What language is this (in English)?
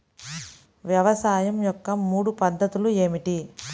Telugu